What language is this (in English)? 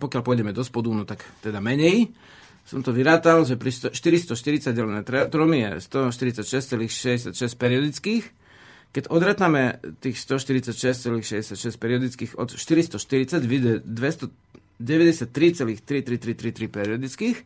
Slovak